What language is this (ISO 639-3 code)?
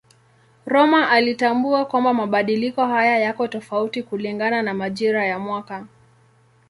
swa